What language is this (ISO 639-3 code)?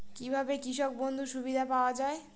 ben